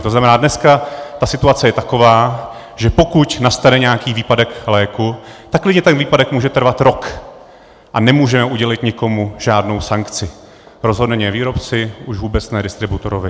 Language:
Czech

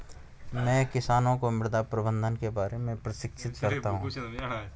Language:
Hindi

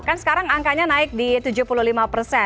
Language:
Indonesian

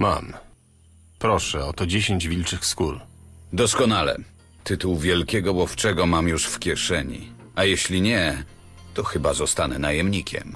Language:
Polish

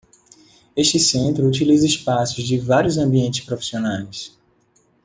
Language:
Portuguese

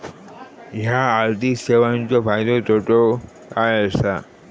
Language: Marathi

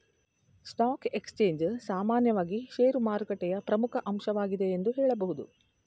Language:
Kannada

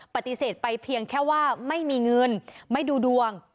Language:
Thai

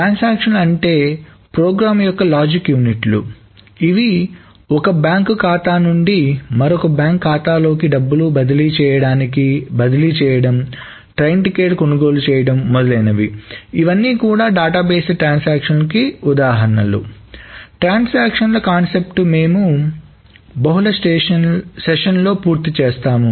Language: Telugu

